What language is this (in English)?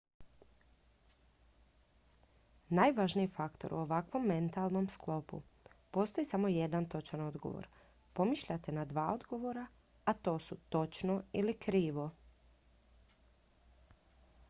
Croatian